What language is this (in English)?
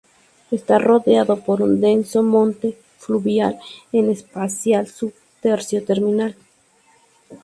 Spanish